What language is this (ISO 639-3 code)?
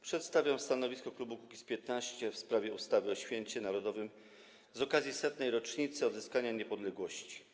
pol